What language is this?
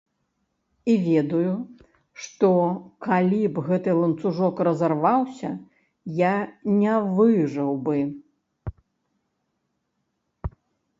Belarusian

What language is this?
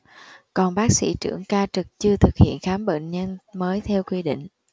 Vietnamese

